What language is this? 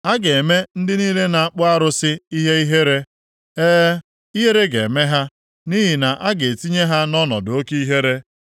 Igbo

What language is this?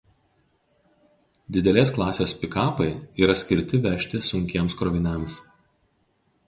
Lithuanian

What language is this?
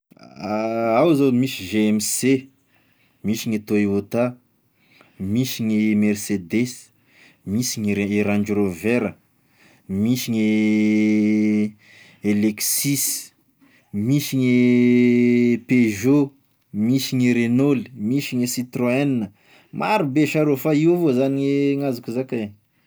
Tesaka Malagasy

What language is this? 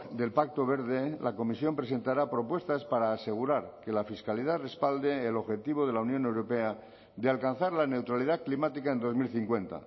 Spanish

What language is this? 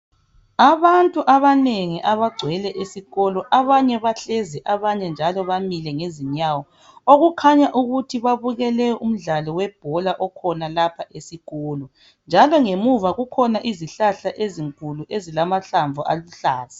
North Ndebele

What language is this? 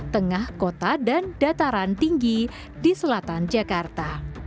Indonesian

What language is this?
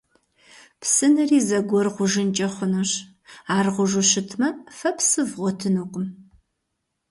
Kabardian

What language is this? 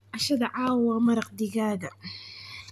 Somali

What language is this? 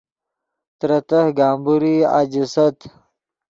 Yidgha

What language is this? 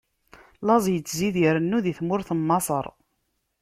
Kabyle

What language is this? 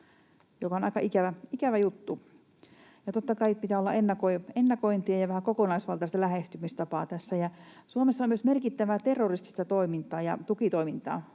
Finnish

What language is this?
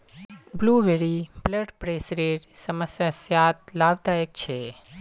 Magahi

